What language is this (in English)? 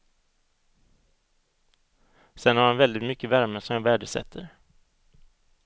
Swedish